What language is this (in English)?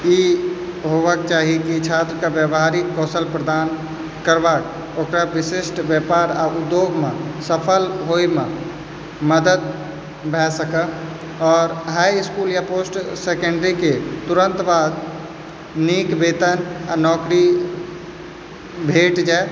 Maithili